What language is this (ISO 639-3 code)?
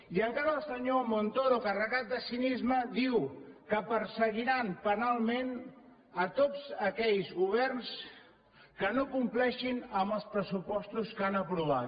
cat